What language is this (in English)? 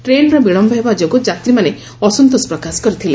Odia